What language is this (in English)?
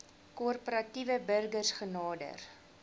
Afrikaans